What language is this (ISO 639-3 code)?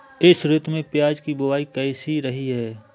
hin